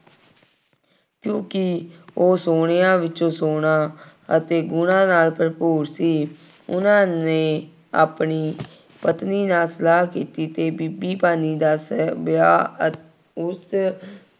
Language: Punjabi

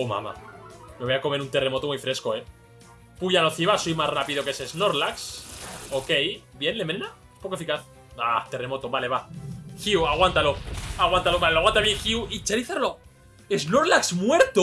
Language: Spanish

